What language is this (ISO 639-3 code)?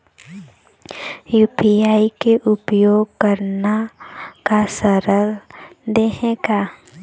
hne